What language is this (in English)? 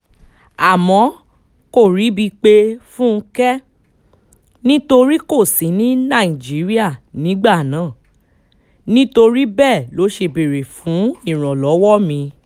Yoruba